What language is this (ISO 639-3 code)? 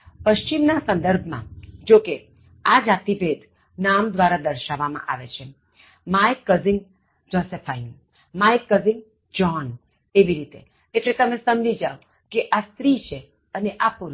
guj